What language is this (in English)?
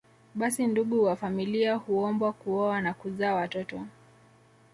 Swahili